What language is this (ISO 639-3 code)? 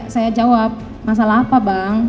ind